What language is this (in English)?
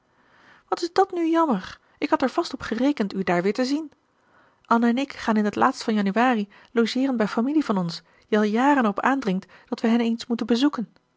Dutch